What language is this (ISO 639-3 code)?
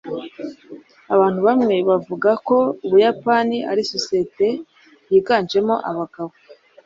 kin